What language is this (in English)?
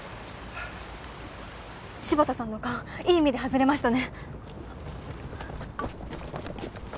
Japanese